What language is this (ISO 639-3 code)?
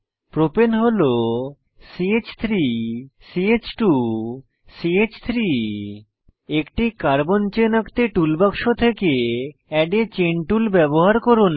ben